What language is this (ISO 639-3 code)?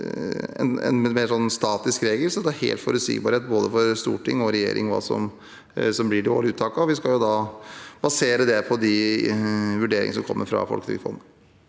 nor